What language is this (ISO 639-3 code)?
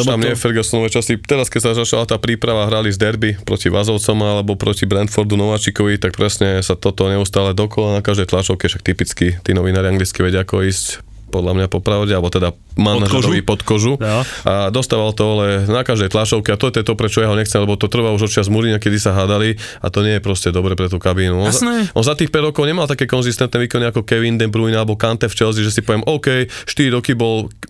slk